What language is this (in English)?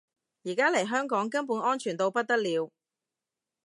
Cantonese